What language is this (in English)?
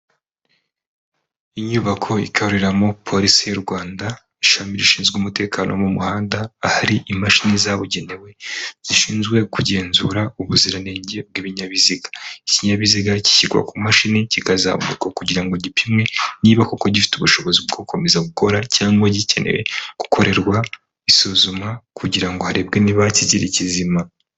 Kinyarwanda